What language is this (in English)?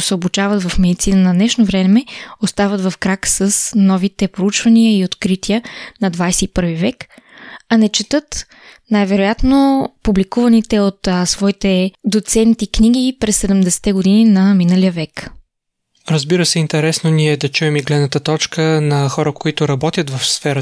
Bulgarian